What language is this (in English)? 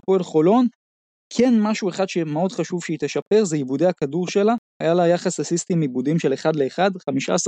Hebrew